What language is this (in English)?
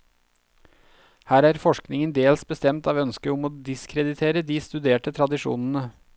Norwegian